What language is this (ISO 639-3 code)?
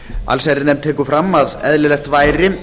isl